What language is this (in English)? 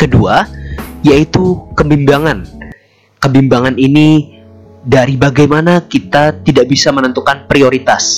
Indonesian